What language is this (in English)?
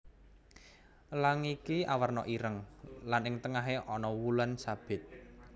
Javanese